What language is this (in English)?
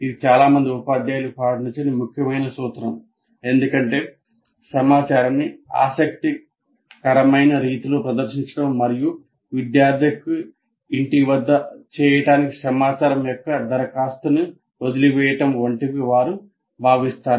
Telugu